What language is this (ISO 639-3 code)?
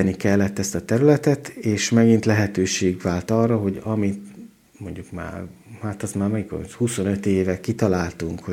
hun